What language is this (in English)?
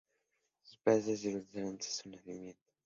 Spanish